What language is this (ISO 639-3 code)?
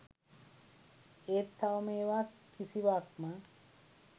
sin